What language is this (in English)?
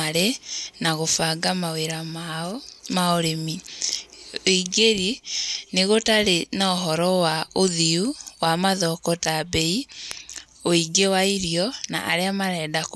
Kikuyu